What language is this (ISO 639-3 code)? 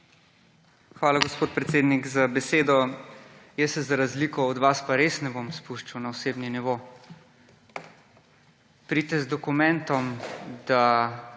slv